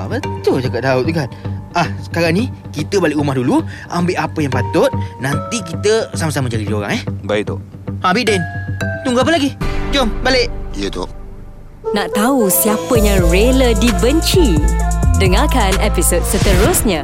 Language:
Malay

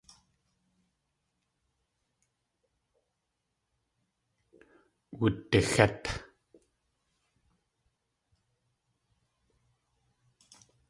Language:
Tlingit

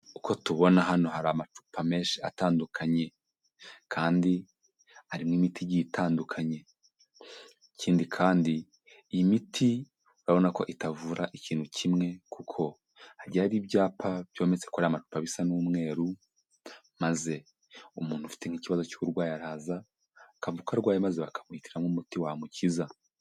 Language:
Kinyarwanda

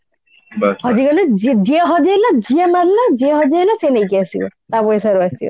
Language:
Odia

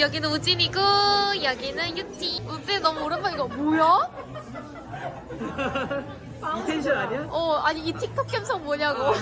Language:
Korean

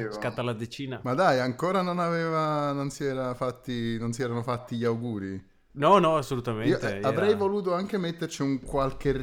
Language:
Italian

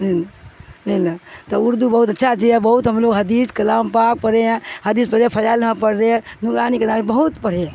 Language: Urdu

